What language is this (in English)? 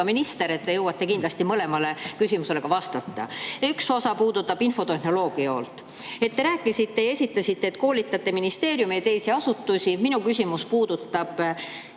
Estonian